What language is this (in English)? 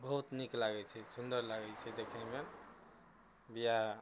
Maithili